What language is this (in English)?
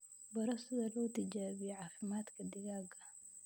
Somali